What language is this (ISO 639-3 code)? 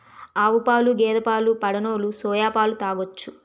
tel